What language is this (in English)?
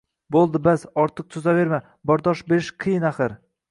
Uzbek